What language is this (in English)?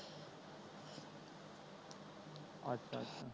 Punjabi